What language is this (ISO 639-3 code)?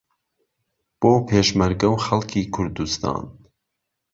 ckb